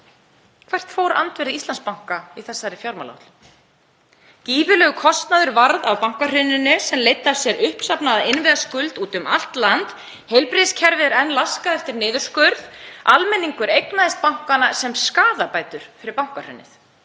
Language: Icelandic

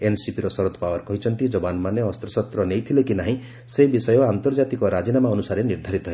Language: Odia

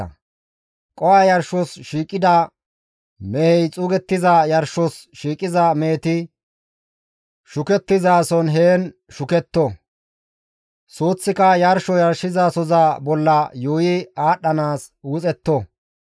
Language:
Gamo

